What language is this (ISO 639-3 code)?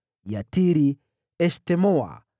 swa